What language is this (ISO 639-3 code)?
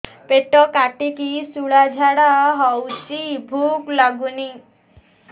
ori